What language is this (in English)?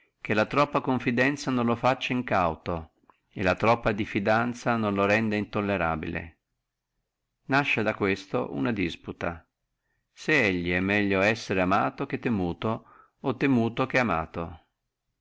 Italian